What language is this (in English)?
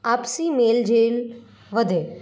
Gujarati